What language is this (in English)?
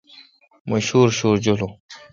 Kalkoti